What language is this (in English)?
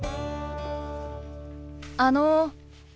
Japanese